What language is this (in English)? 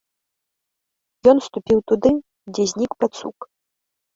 Belarusian